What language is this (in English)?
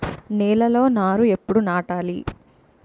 Telugu